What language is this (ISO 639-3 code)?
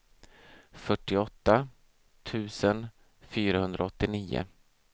swe